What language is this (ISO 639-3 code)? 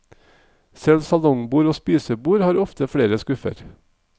nor